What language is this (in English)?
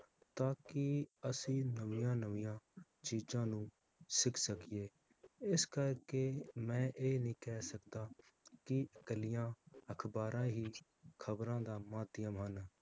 Punjabi